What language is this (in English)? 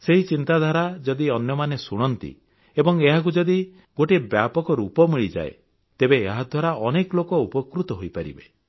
Odia